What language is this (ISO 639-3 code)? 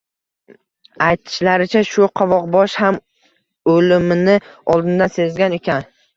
uzb